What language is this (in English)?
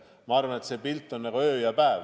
Estonian